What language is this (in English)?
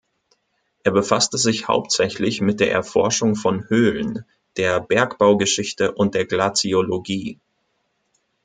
German